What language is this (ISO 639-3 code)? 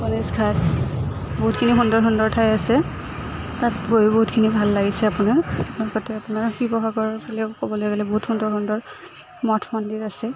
asm